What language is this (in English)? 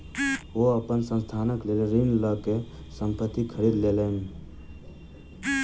Maithili